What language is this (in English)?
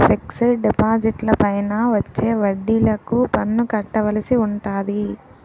Telugu